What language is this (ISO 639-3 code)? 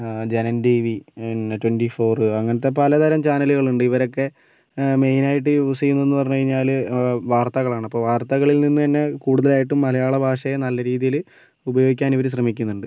mal